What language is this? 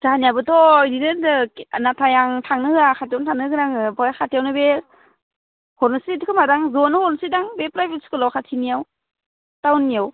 Bodo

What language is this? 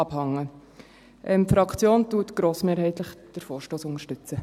Swiss German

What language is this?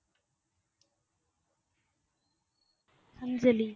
Tamil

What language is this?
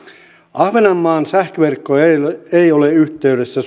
Finnish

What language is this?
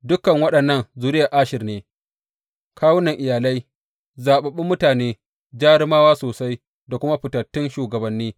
Hausa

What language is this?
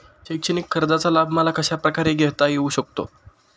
Marathi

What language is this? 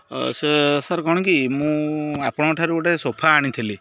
Odia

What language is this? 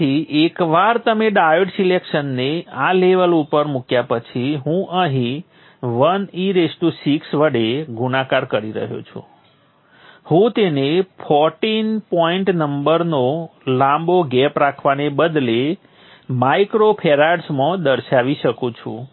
Gujarati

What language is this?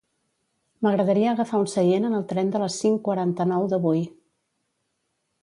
Catalan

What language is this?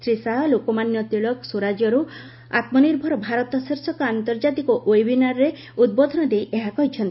Odia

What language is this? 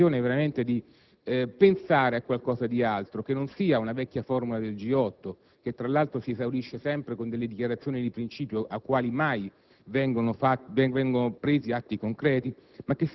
Italian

